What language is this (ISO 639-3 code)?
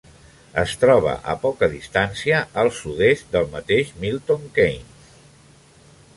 cat